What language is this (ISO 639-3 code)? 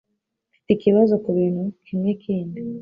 kin